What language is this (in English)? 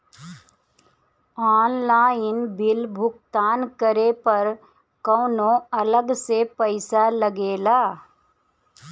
Bhojpuri